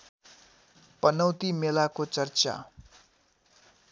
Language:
Nepali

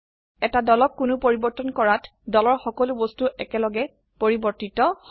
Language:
Assamese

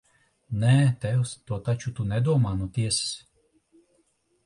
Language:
Latvian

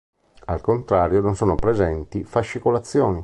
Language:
Italian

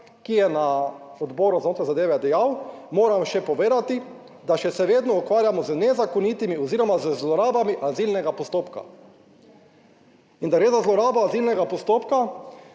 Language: Slovenian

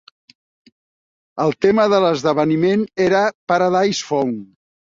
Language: Catalan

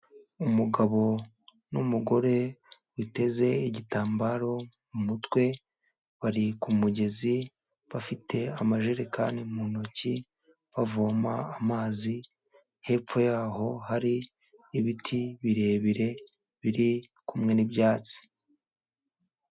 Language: Kinyarwanda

